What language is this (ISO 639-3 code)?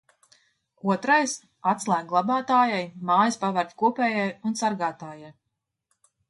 lav